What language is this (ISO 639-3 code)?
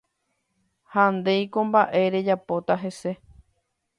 grn